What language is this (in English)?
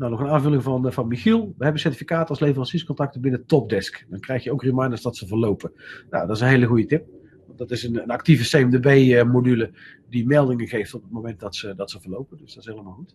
Dutch